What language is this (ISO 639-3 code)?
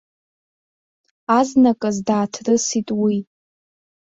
abk